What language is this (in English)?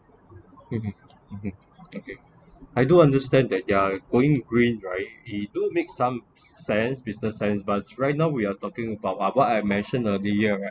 English